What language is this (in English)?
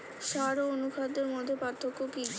Bangla